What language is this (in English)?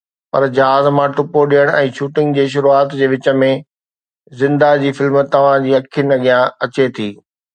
Sindhi